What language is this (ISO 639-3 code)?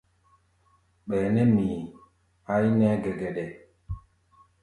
gba